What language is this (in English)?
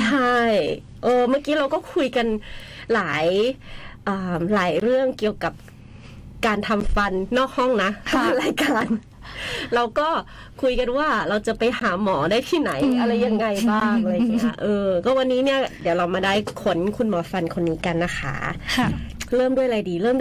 Thai